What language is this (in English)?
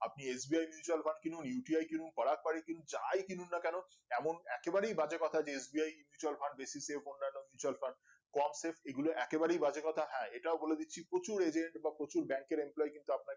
Bangla